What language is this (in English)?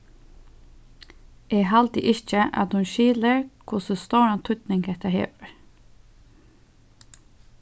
Faroese